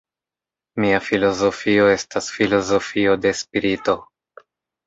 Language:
Esperanto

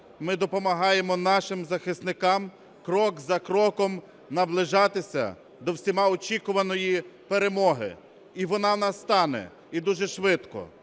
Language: Ukrainian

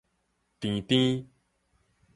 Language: Min Nan Chinese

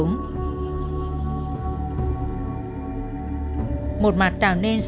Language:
Vietnamese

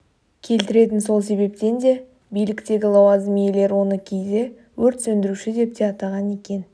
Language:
Kazakh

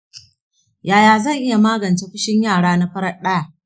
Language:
Hausa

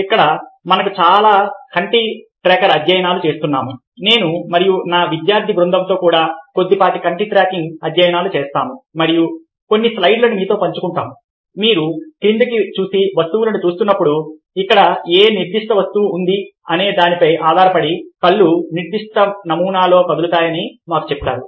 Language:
Telugu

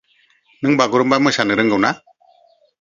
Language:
Bodo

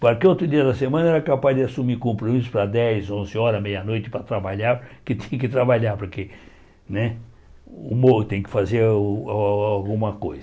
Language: Portuguese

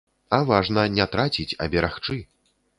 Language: Belarusian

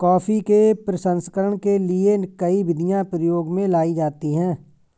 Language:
Hindi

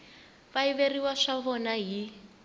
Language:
Tsonga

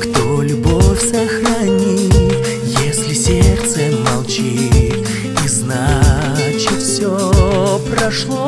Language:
Romanian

